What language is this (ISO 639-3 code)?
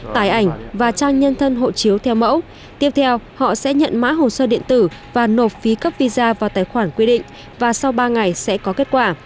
vie